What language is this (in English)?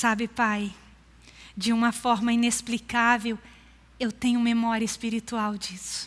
Portuguese